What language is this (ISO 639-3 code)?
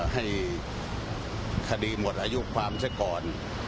tha